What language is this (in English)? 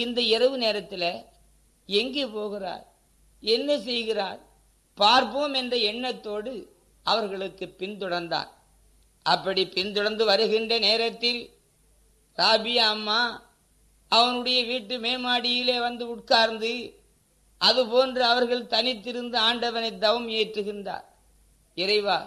Tamil